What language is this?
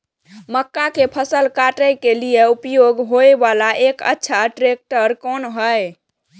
Maithili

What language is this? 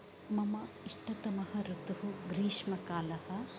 Sanskrit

